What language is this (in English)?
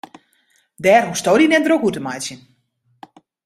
Western Frisian